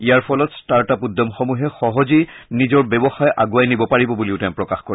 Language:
Assamese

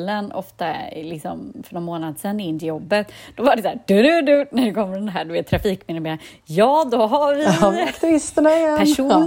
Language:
Swedish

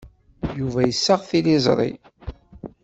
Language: Kabyle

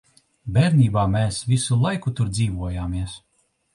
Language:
Latvian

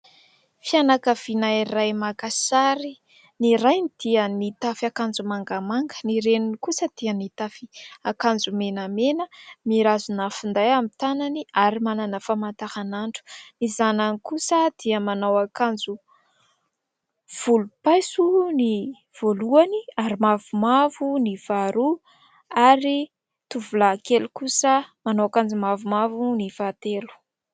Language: Malagasy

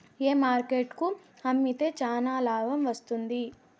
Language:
Telugu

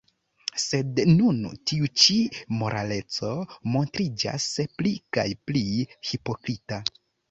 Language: Esperanto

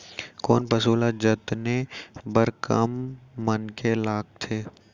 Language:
Chhattisgarhi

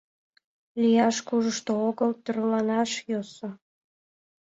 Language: Mari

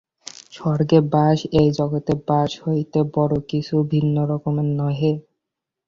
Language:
Bangla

